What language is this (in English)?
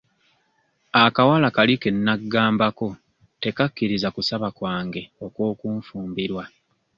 Ganda